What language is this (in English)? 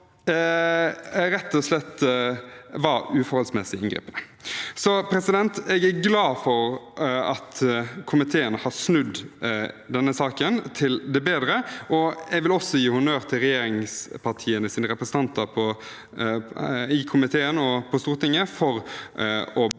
Norwegian